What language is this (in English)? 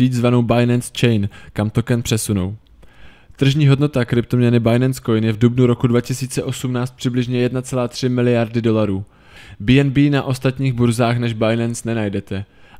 Czech